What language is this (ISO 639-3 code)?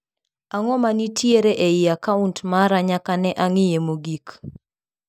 luo